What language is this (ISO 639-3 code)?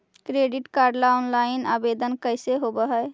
mag